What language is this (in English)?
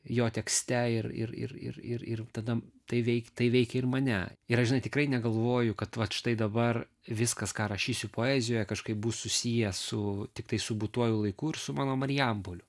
Lithuanian